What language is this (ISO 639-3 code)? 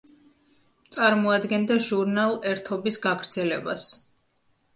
kat